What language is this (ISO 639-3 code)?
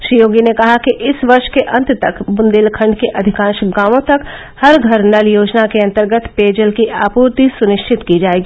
hin